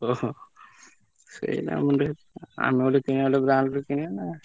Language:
Odia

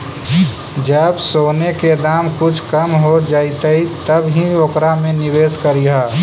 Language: Magahi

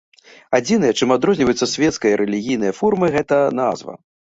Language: Belarusian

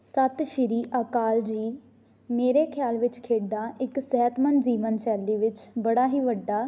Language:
Punjabi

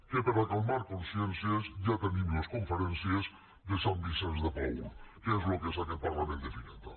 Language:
Catalan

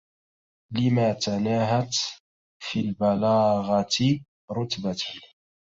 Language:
Arabic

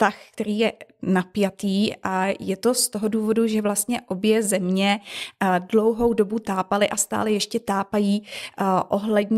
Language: Czech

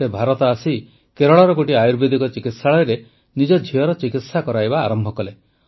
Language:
Odia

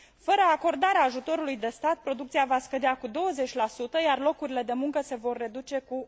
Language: Romanian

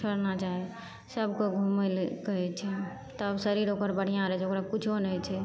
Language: Maithili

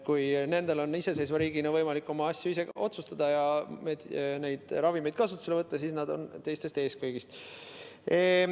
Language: Estonian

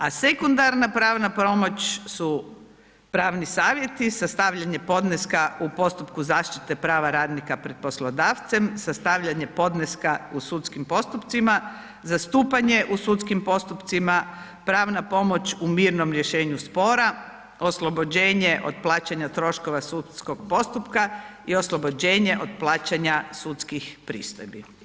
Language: Croatian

